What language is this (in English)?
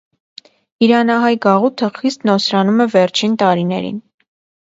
Armenian